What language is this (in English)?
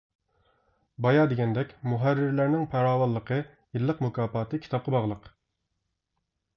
Uyghur